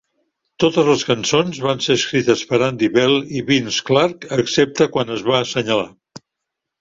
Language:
Catalan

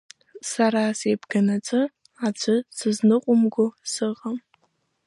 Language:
Abkhazian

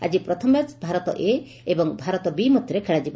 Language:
Odia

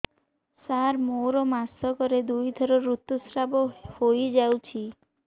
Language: Odia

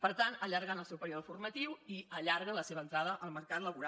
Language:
Catalan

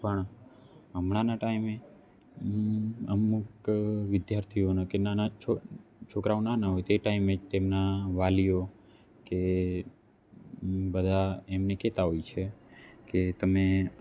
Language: Gujarati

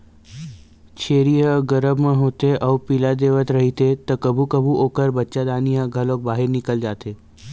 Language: Chhattisgarhi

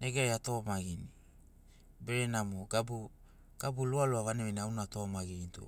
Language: Sinaugoro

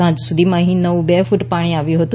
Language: Gujarati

